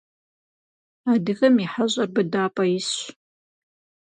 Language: Kabardian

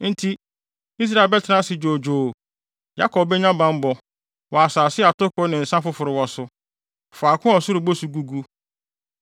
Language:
Akan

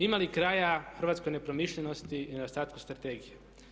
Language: Croatian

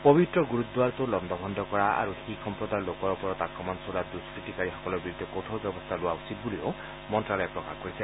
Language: Assamese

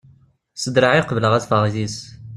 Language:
Kabyle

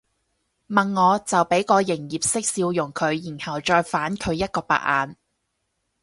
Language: Cantonese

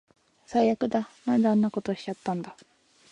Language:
Japanese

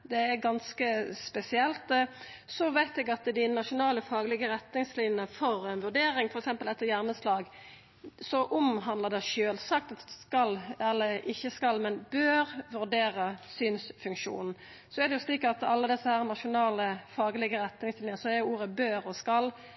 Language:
Norwegian Nynorsk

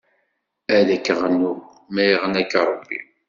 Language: Kabyle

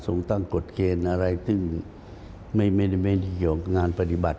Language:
Thai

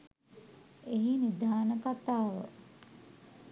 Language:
Sinhala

